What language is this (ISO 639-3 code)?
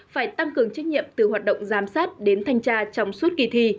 vie